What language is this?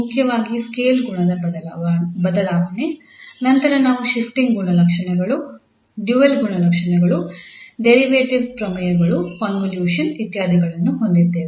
Kannada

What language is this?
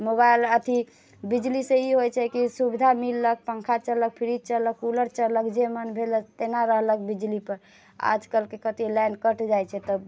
Maithili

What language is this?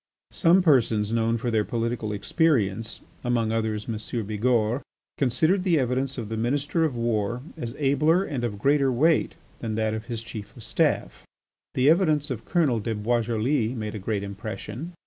English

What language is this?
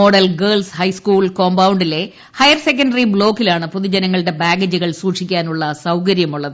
Malayalam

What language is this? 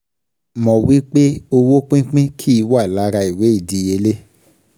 Yoruba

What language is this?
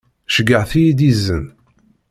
Kabyle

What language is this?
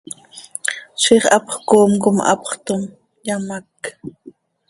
Seri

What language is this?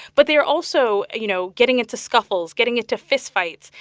English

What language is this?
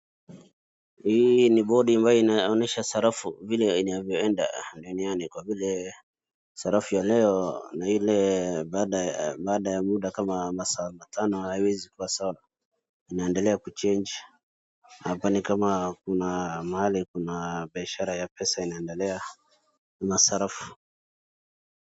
Swahili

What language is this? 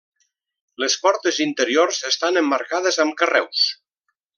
Catalan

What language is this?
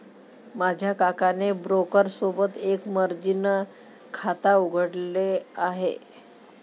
Marathi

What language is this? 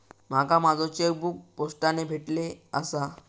Marathi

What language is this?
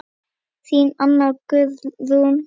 Icelandic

